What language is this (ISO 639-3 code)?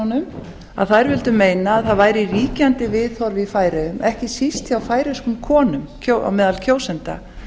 isl